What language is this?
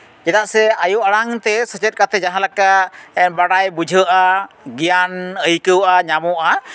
Santali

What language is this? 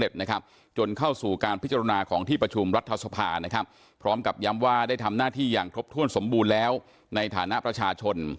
Thai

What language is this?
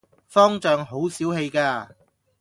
Cantonese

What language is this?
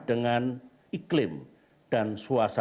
Indonesian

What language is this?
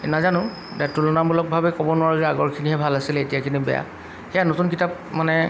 Assamese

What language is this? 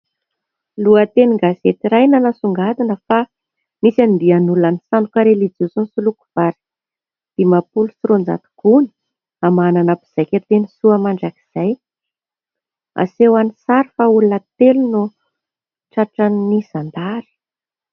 Malagasy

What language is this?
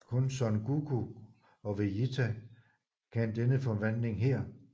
Danish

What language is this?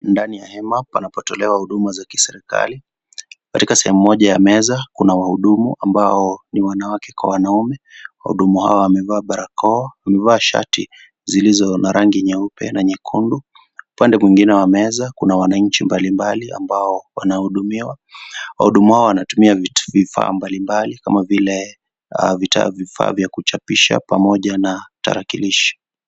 Swahili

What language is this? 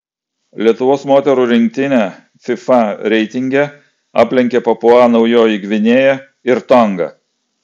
Lithuanian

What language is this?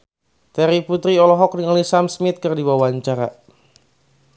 Sundanese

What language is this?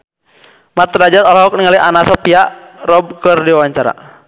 Sundanese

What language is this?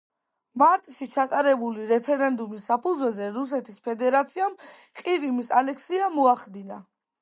Georgian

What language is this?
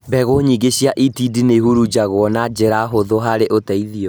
Kikuyu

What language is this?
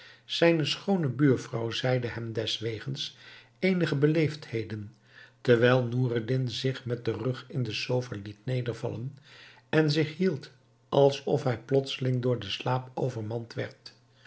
Dutch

